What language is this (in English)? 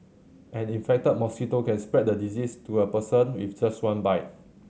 English